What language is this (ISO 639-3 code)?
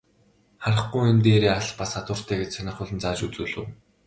mon